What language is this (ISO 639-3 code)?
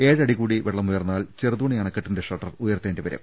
mal